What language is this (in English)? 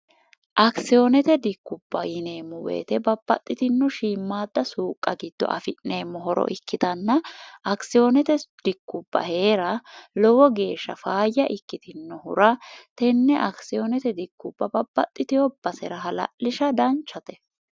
Sidamo